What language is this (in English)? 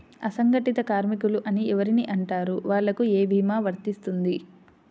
Telugu